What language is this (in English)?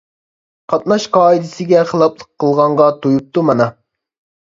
Uyghur